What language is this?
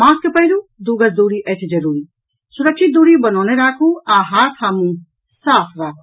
Maithili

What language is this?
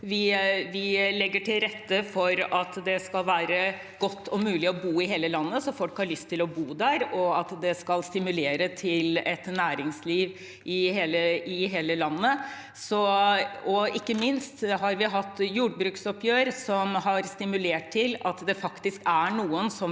Norwegian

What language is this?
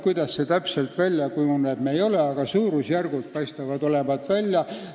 Estonian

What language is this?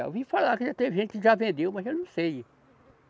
Portuguese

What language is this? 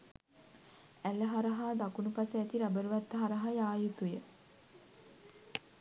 Sinhala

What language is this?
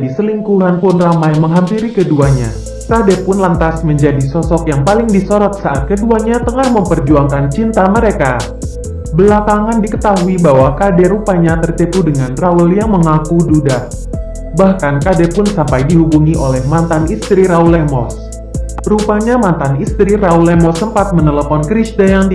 Indonesian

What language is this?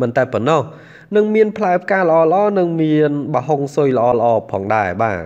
Vietnamese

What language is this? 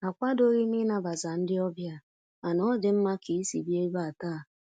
Igbo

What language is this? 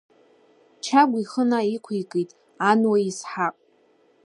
Abkhazian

